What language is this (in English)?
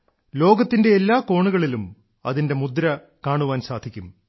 Malayalam